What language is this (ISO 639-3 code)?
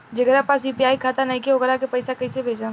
bho